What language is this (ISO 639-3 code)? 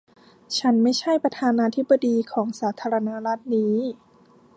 tha